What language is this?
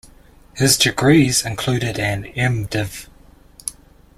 English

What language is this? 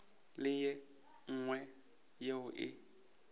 Northern Sotho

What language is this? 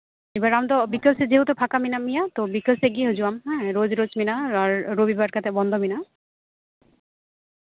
Santali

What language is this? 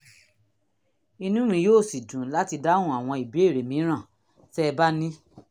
Yoruba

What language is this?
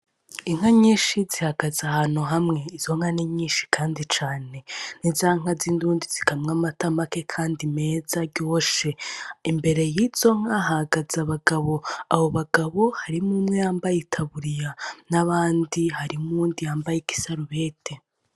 Rundi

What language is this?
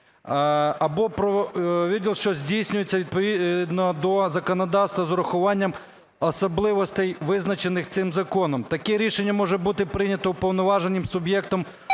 Ukrainian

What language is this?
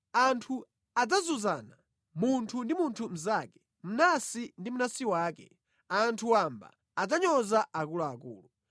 Nyanja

